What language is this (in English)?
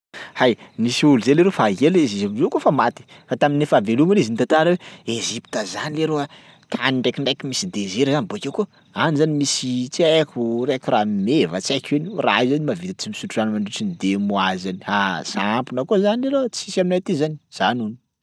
Sakalava Malagasy